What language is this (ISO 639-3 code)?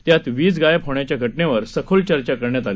mar